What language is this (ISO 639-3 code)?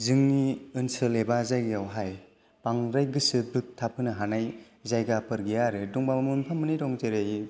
brx